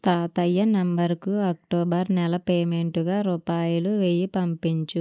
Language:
Telugu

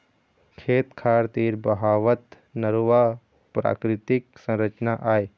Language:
Chhattisgarhi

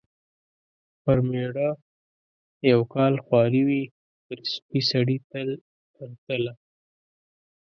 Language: Pashto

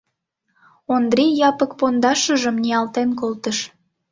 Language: Mari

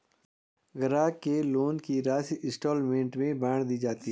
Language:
Hindi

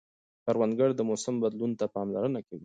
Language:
Pashto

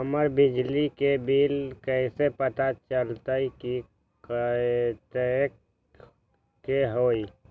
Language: Magahi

